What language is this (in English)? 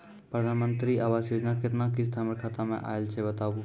Maithili